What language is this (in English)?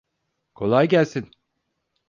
Turkish